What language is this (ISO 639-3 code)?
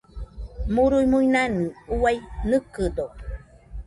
hux